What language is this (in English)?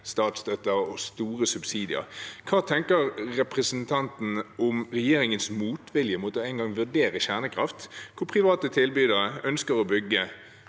Norwegian